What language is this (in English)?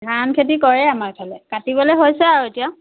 Assamese